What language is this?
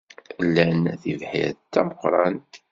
Kabyle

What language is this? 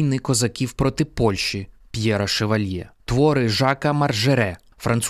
Ukrainian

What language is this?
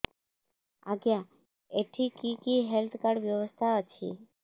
Odia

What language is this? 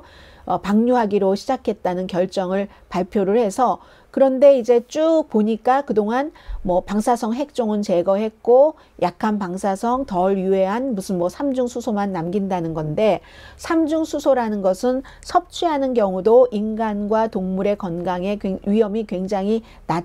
Korean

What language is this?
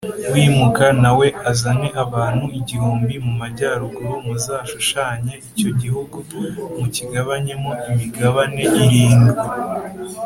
Kinyarwanda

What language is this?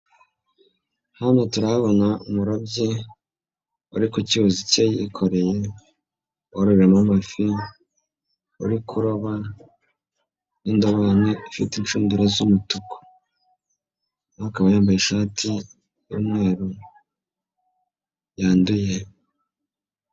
Kinyarwanda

